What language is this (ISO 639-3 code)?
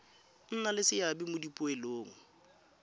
tsn